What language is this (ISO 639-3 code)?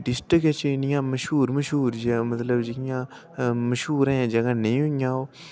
doi